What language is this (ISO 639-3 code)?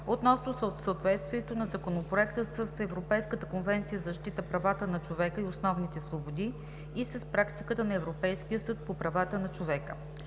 bul